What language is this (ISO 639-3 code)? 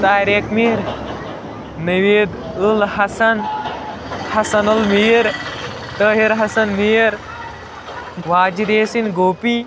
kas